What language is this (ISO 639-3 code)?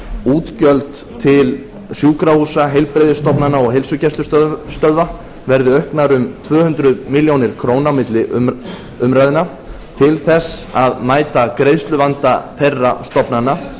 isl